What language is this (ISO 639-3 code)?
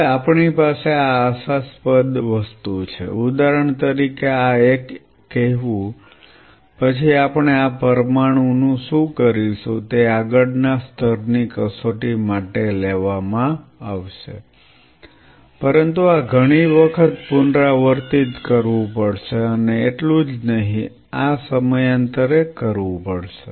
guj